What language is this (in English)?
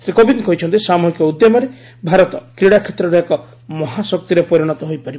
Odia